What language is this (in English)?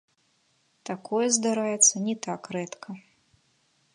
Belarusian